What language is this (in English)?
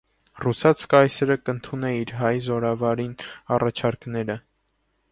Armenian